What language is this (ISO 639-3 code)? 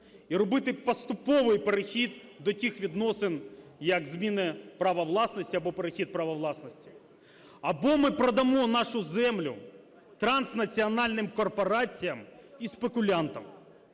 ukr